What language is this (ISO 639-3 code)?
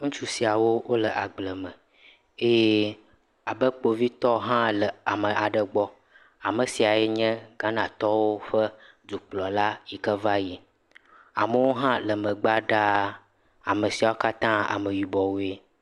ewe